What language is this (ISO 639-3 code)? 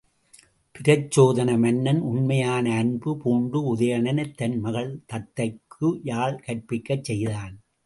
tam